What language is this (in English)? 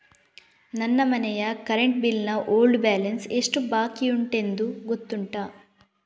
Kannada